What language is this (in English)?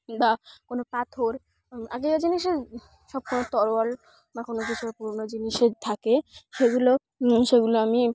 Bangla